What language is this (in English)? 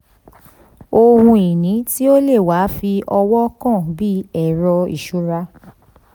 Yoruba